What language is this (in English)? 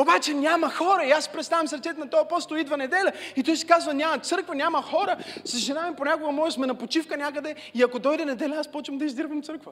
Bulgarian